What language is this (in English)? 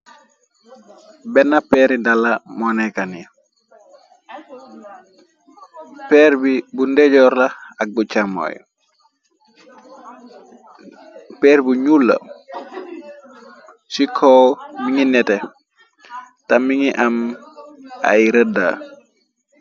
Wolof